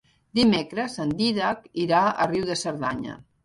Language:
Catalan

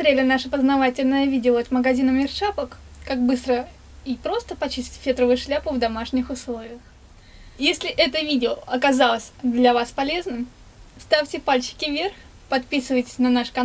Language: Russian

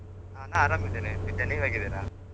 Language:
Kannada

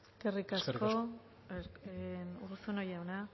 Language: Basque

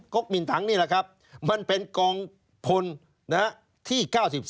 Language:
Thai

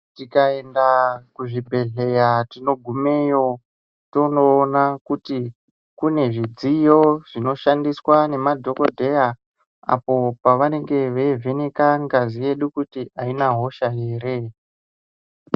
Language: Ndau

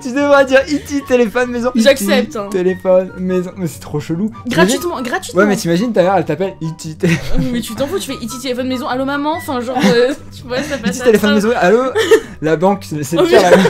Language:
French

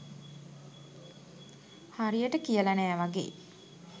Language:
Sinhala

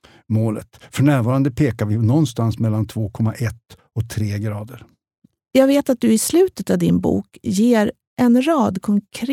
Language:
Swedish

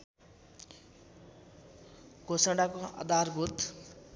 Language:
Nepali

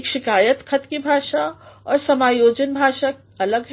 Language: Hindi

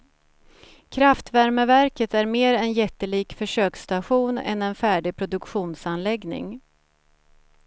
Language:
Swedish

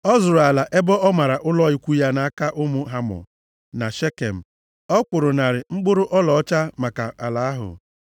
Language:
Igbo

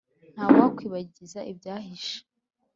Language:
Kinyarwanda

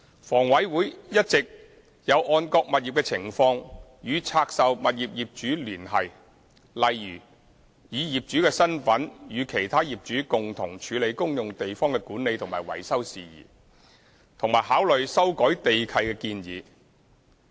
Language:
Cantonese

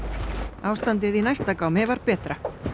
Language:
Icelandic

